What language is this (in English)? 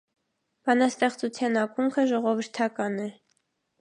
Armenian